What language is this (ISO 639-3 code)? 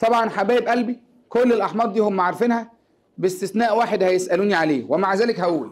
ara